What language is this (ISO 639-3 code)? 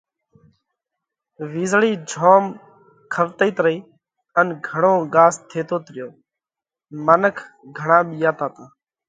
kvx